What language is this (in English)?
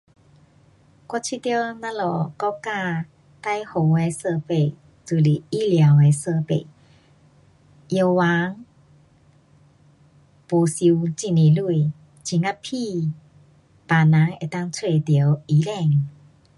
Pu-Xian Chinese